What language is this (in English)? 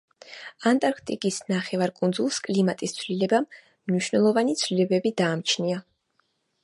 Georgian